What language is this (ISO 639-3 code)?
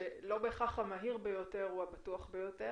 heb